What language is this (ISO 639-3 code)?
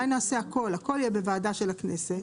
heb